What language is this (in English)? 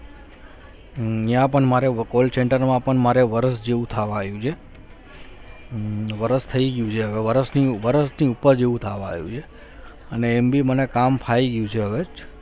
Gujarati